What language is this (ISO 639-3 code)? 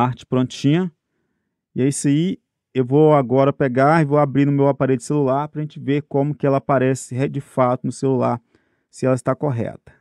por